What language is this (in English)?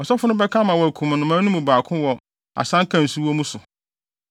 Akan